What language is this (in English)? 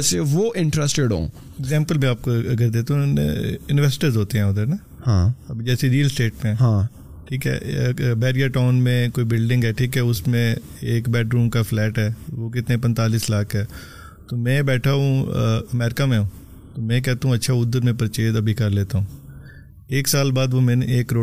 Urdu